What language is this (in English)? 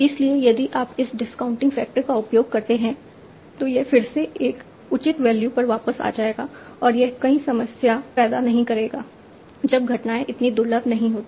Hindi